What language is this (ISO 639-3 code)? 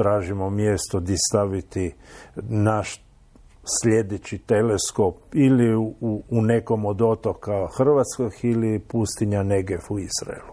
hrv